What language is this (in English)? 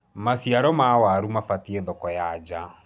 Kikuyu